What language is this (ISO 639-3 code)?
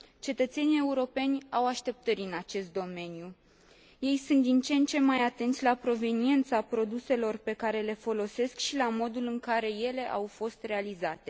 ron